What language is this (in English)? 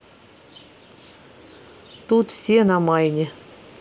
Russian